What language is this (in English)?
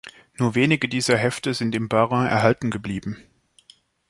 German